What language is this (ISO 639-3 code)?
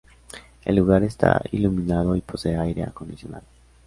spa